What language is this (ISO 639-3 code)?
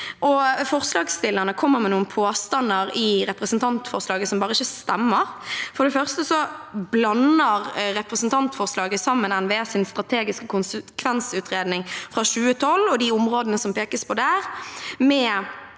nor